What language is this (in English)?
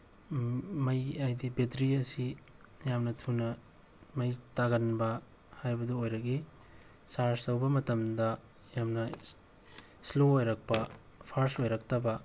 Manipuri